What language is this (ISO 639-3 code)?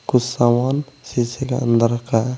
hin